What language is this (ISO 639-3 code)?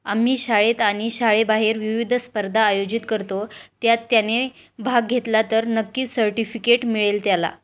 mar